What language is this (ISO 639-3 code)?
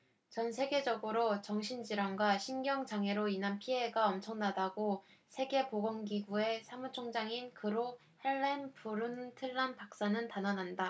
kor